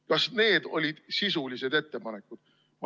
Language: Estonian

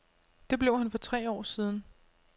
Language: Danish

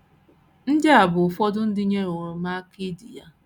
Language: Igbo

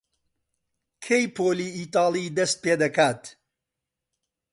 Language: Central Kurdish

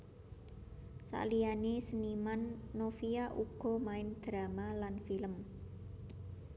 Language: Javanese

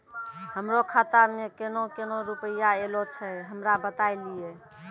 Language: Maithili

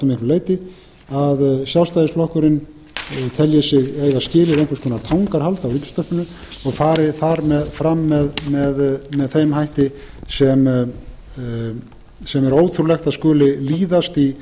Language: Icelandic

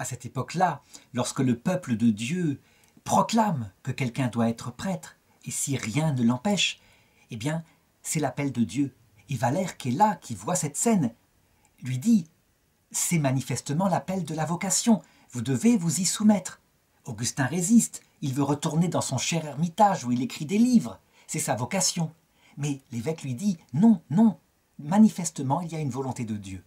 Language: French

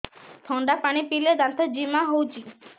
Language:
Odia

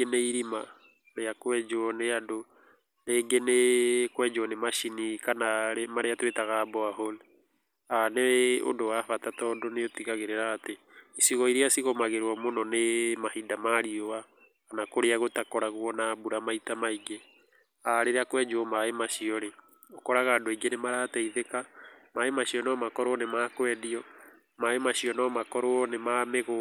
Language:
Kikuyu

